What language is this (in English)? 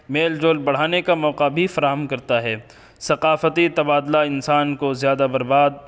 Urdu